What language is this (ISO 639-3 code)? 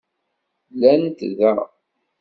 kab